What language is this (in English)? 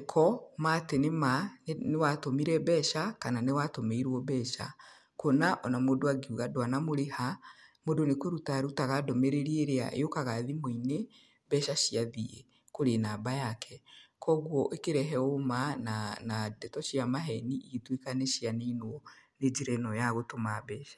Kikuyu